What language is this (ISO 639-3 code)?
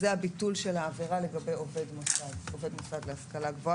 heb